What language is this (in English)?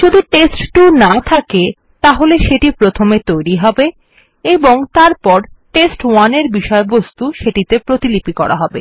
Bangla